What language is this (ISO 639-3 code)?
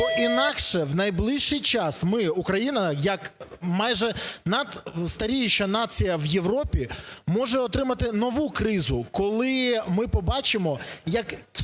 ukr